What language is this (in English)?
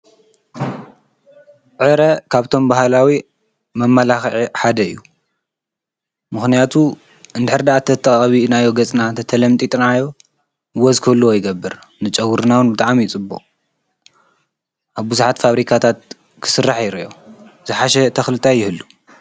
Tigrinya